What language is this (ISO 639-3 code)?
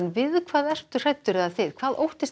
isl